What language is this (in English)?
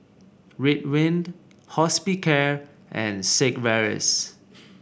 English